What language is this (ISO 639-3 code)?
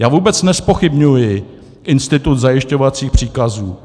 ces